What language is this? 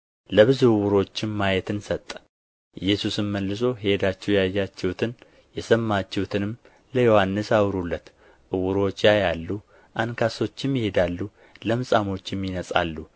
Amharic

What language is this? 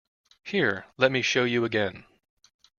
English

